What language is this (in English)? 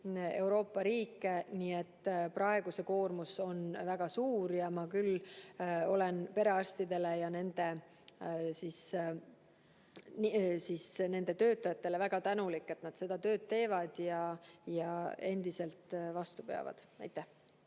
Estonian